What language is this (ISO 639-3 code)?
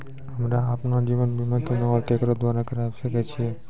mai